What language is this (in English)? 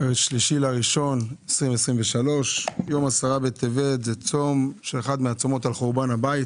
Hebrew